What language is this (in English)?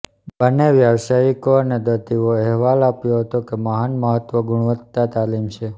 Gujarati